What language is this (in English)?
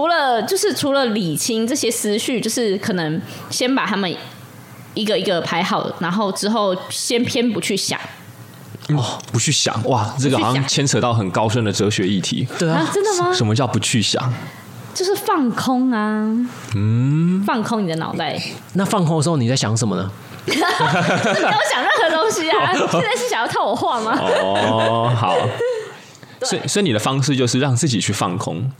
Chinese